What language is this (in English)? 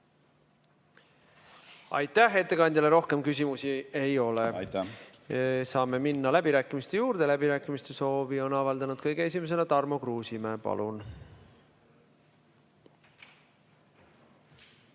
Estonian